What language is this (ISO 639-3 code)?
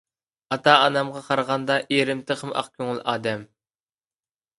uig